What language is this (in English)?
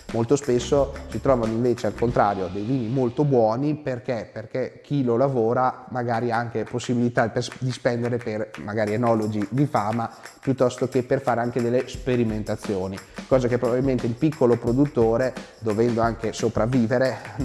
Italian